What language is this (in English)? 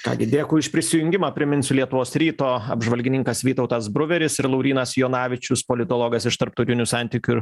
Lithuanian